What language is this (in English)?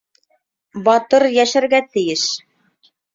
Bashkir